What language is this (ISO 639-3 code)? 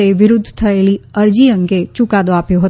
guj